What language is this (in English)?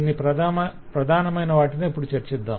Telugu